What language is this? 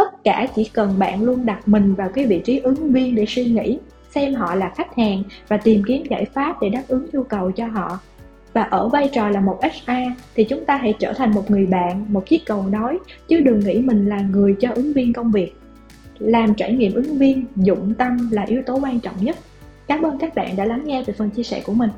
Vietnamese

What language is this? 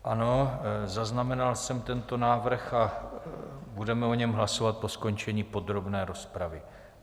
Czech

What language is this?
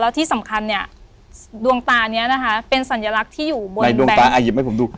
Thai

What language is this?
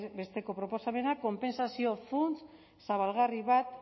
Basque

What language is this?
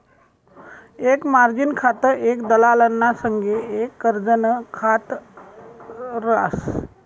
Marathi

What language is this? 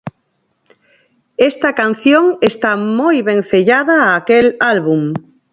Galician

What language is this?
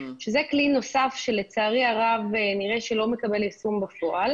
Hebrew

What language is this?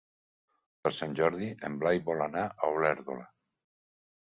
Catalan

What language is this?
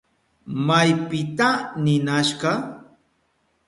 Southern Pastaza Quechua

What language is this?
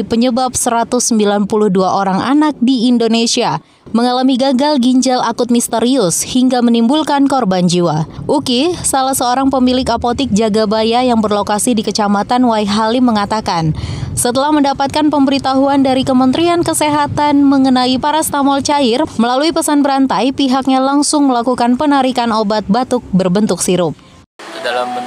Indonesian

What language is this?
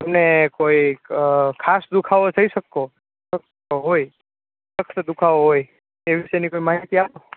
Gujarati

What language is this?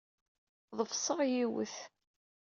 Kabyle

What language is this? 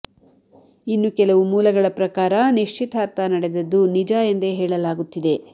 Kannada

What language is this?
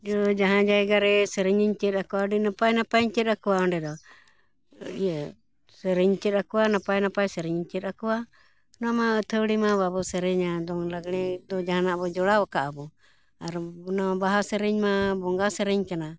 Santali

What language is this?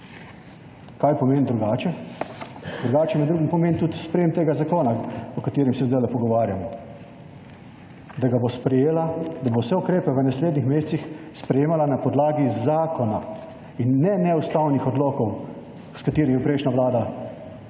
Slovenian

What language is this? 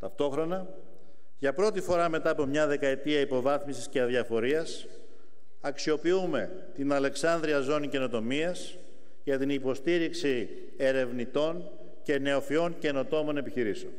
Greek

